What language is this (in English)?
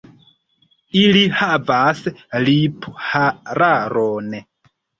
Esperanto